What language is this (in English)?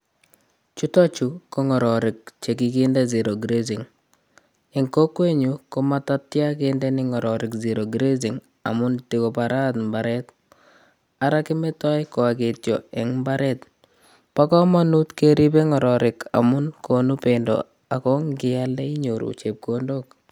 Kalenjin